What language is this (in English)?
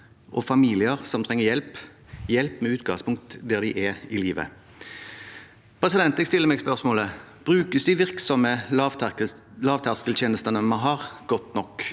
Norwegian